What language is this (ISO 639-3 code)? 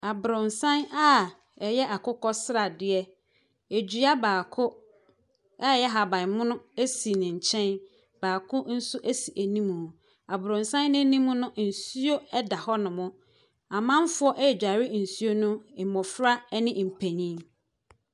aka